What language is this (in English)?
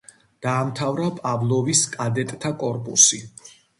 Georgian